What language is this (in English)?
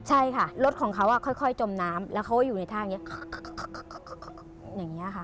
Thai